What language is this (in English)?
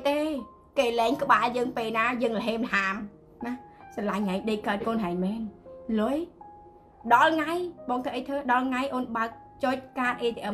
Vietnamese